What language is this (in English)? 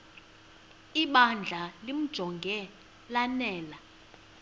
Xhosa